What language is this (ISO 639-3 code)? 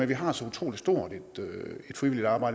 dan